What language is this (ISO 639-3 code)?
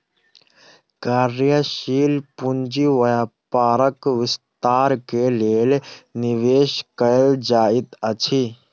mai